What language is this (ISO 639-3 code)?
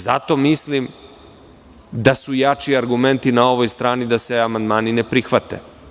srp